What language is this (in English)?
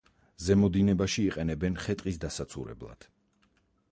Georgian